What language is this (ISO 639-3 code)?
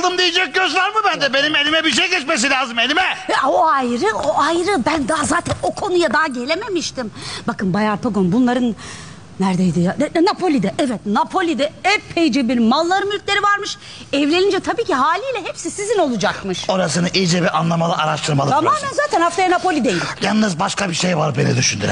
tur